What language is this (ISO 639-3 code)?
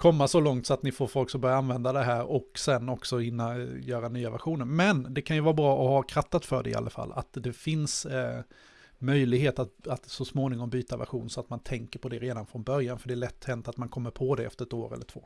swe